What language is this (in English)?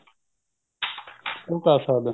Punjabi